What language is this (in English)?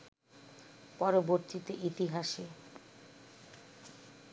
Bangla